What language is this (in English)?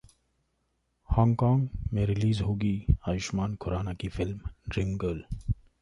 Hindi